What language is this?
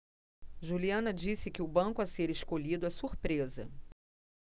Portuguese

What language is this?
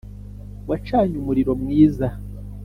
Kinyarwanda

